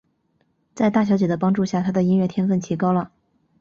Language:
Chinese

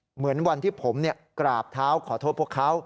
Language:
Thai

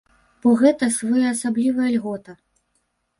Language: Belarusian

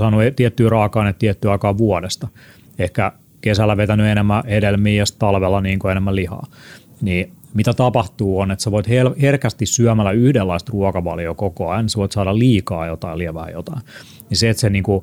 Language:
Finnish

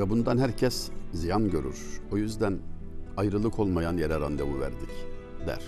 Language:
Turkish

